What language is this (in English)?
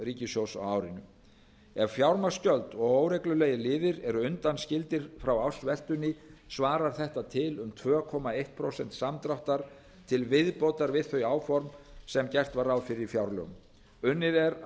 Icelandic